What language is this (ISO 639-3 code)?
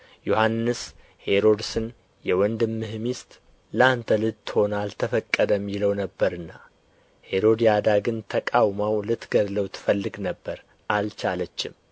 amh